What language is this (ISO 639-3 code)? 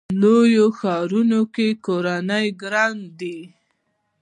pus